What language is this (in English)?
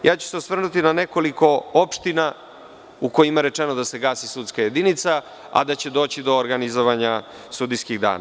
Serbian